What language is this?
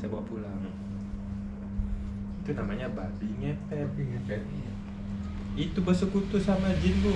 Indonesian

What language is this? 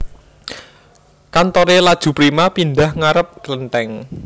Javanese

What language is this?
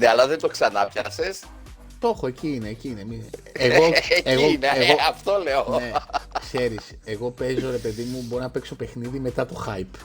Greek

